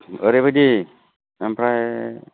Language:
Bodo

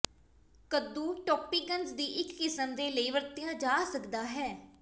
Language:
Punjabi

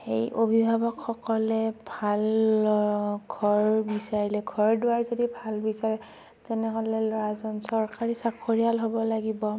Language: Assamese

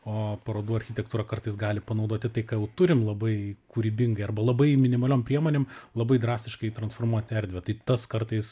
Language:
Lithuanian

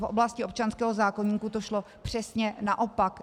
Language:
Czech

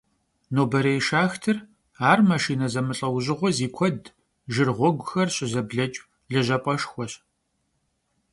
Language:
Kabardian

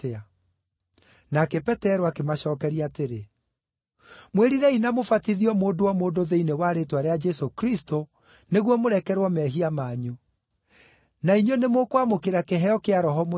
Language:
Kikuyu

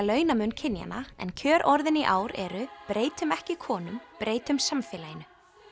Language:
Icelandic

